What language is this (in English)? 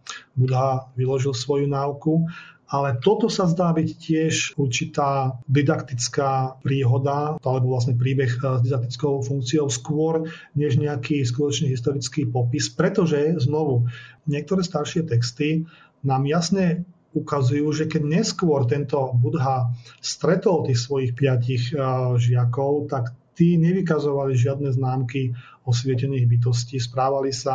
Slovak